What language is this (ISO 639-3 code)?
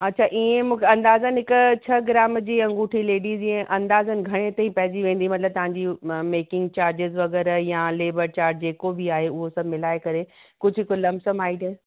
snd